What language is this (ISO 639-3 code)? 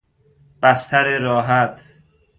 fas